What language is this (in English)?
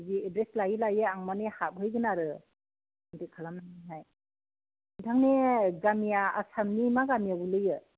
Bodo